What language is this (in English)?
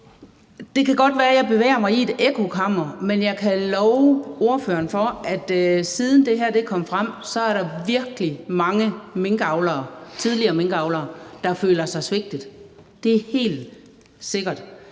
Danish